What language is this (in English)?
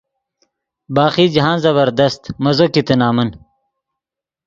Yidgha